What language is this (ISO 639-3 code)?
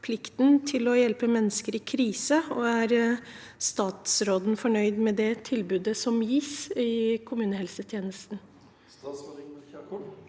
nor